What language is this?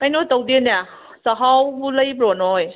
Manipuri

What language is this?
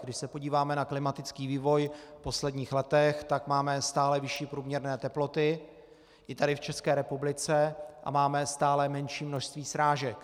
Czech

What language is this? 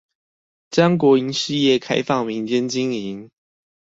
Chinese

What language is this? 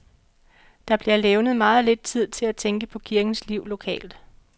Danish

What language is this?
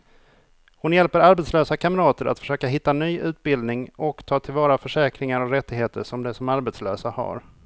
Swedish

